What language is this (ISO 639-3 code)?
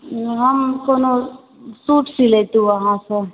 mai